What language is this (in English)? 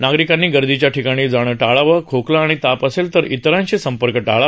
Marathi